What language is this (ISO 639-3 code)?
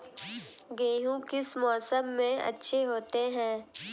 hin